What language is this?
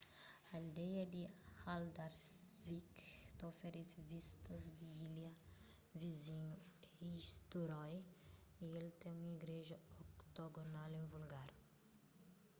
Kabuverdianu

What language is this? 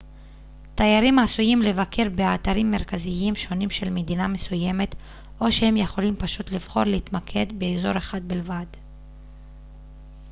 Hebrew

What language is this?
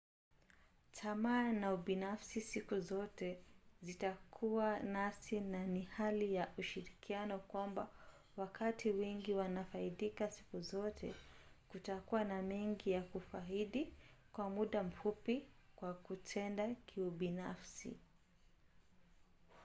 Swahili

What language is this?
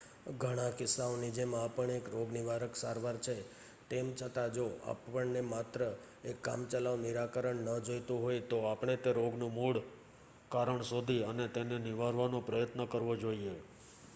Gujarati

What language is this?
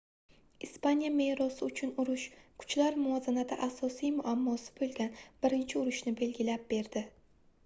Uzbek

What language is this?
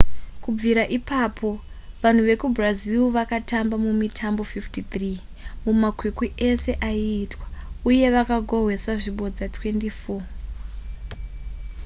Shona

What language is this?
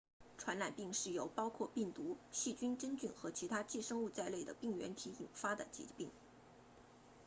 Chinese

